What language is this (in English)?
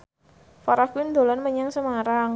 Javanese